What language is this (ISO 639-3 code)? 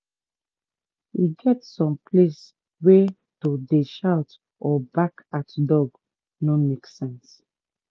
pcm